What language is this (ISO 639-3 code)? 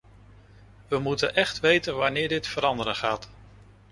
nld